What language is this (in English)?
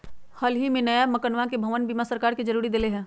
Magahi